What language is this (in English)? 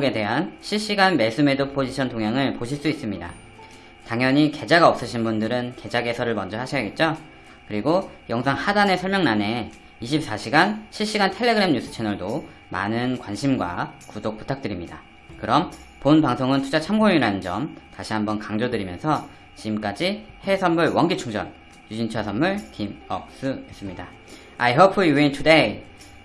Korean